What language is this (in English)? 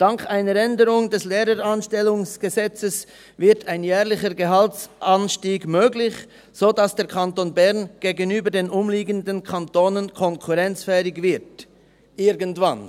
Swiss German